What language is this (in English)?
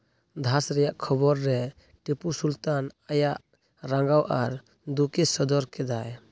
Santali